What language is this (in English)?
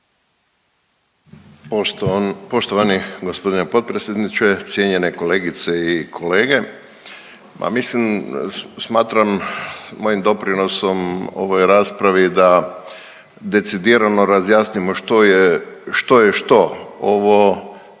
Croatian